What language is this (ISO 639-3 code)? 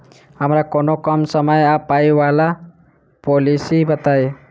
mai